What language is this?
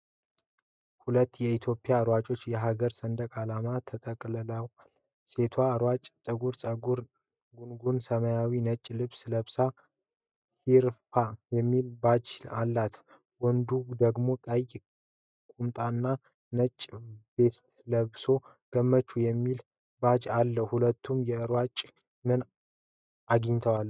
Amharic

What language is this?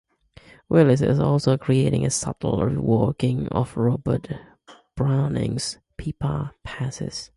English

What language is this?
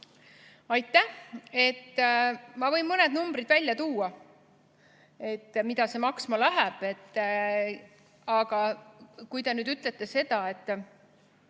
Estonian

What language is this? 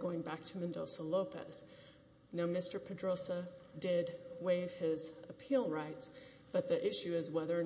English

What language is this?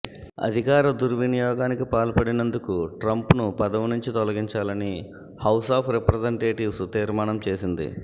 Telugu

